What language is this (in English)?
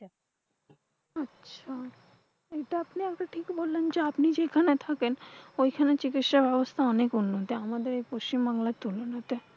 Bangla